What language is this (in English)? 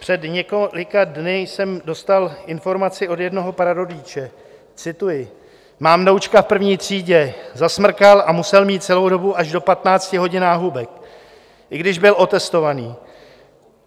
Czech